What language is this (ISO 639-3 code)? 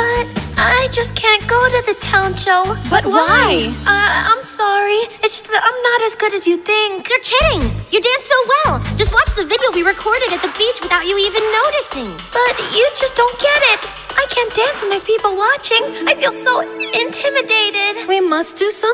eng